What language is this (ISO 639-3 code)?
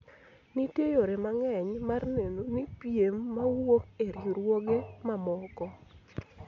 luo